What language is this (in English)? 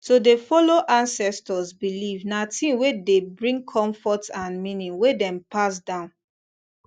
Nigerian Pidgin